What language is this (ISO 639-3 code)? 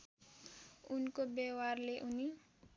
nep